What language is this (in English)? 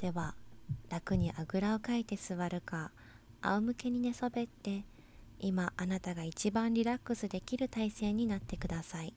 Japanese